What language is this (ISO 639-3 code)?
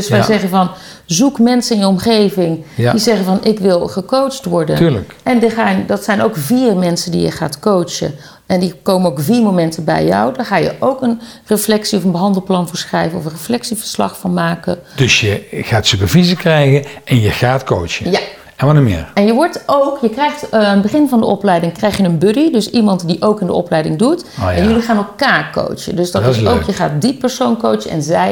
nld